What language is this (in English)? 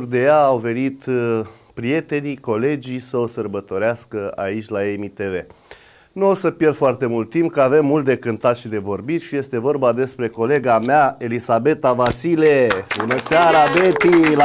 Romanian